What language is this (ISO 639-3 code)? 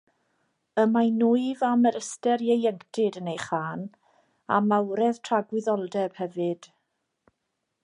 cym